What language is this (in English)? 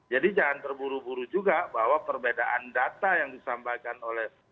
Indonesian